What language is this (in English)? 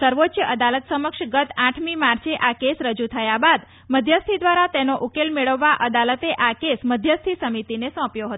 Gujarati